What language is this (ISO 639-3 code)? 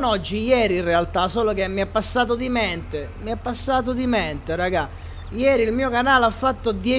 ita